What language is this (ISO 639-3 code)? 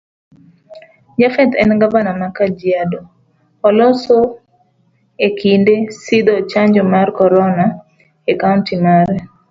luo